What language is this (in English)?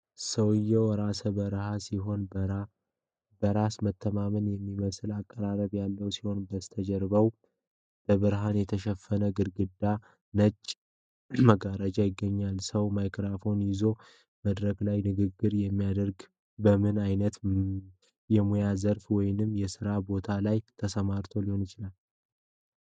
Amharic